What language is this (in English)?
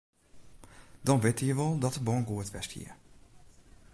Western Frisian